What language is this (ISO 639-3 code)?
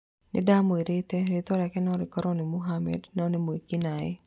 kik